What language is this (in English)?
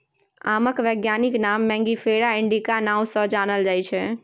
Maithili